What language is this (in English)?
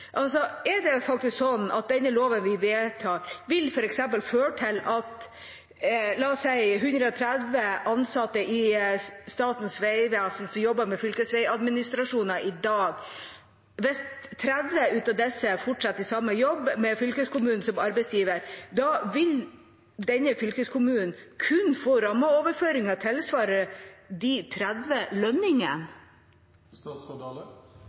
Norwegian Bokmål